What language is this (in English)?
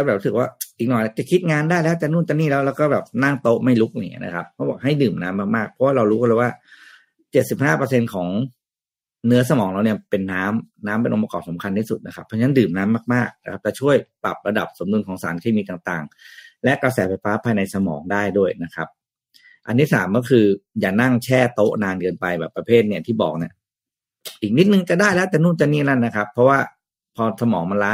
Thai